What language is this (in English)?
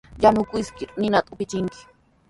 Sihuas Ancash Quechua